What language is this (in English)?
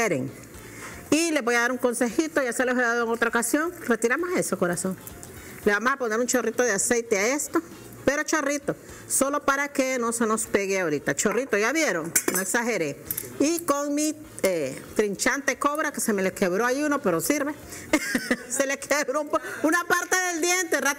Spanish